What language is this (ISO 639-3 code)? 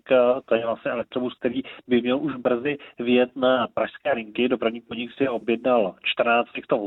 ces